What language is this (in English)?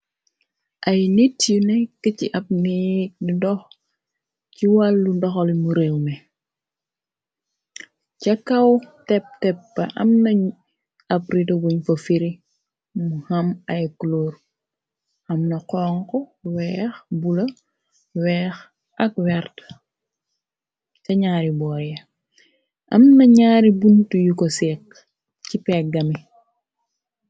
Wolof